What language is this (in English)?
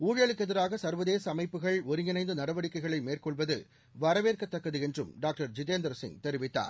Tamil